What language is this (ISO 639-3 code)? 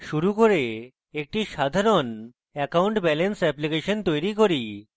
ben